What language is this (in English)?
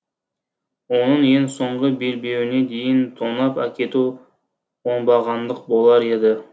Kazakh